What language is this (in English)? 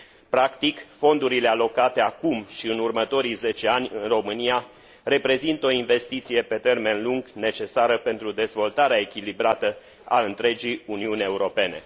Romanian